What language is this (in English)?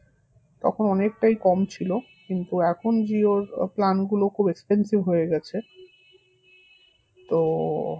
Bangla